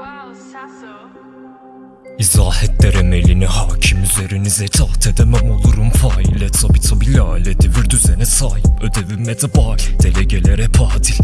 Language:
Turkish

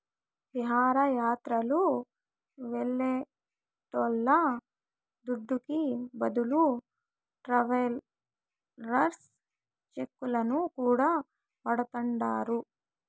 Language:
Telugu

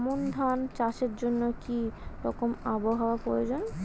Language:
Bangla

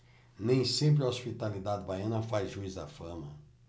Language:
Portuguese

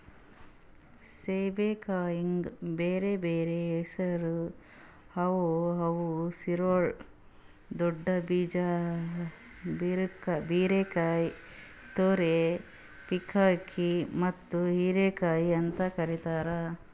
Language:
Kannada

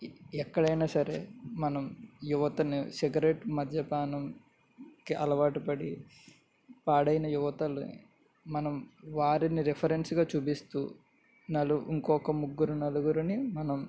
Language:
Telugu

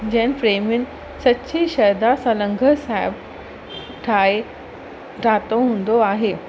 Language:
Sindhi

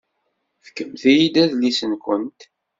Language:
Kabyle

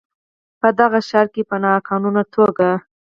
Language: Pashto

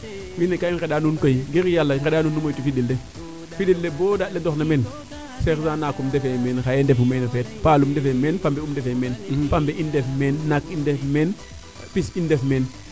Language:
Serer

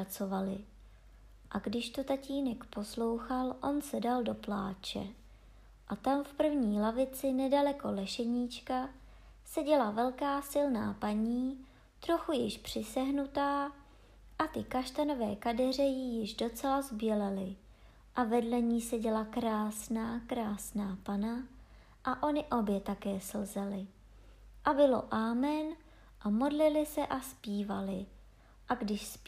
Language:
Czech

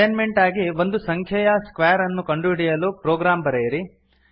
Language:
Kannada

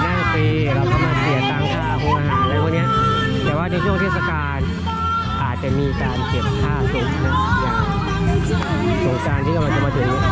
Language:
Thai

